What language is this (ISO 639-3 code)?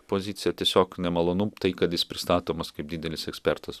lit